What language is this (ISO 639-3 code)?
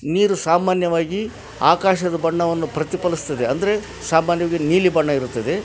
kan